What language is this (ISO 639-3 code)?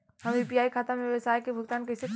bho